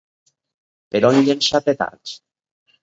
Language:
Catalan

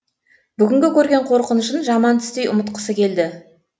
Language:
Kazakh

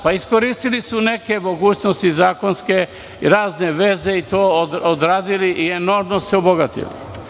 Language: Serbian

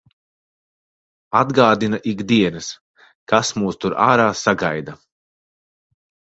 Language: Latvian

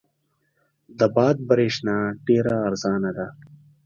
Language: Pashto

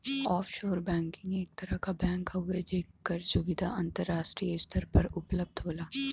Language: Bhojpuri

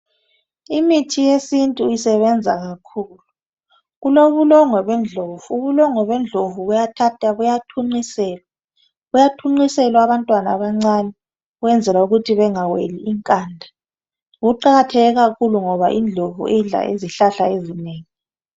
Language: North Ndebele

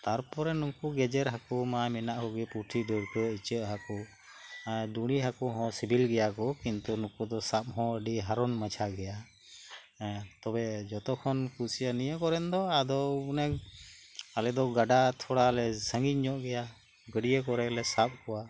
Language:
Santali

